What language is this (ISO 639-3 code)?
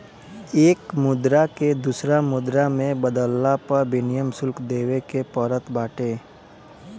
bho